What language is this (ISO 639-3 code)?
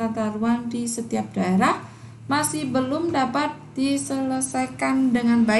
ind